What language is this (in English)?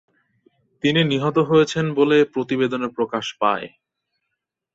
Bangla